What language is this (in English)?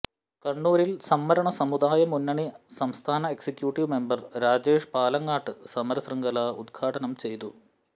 Malayalam